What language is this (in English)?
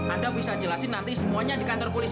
Indonesian